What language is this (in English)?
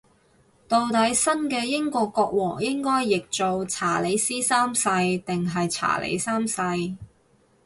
Cantonese